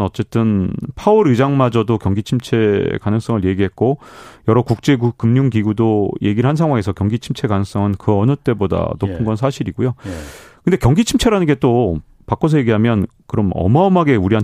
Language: Korean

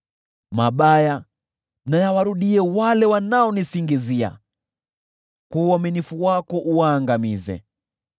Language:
Swahili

